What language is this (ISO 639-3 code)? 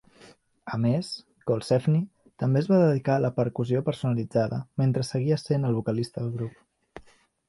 cat